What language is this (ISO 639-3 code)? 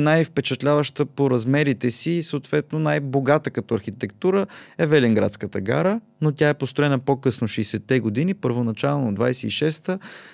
bul